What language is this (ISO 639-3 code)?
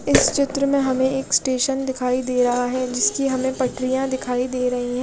hin